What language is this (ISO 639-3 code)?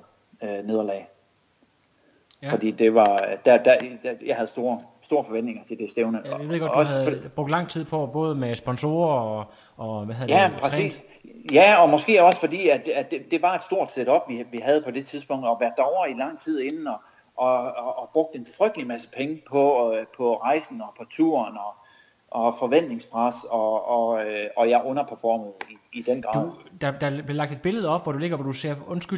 dan